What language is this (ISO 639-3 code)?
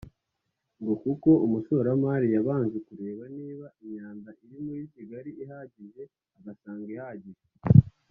kin